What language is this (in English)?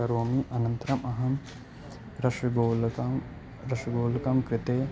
Sanskrit